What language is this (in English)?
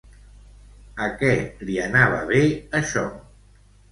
Catalan